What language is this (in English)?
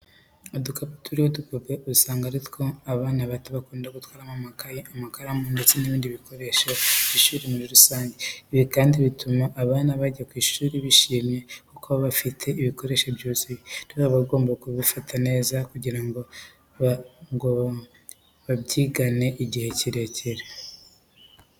Kinyarwanda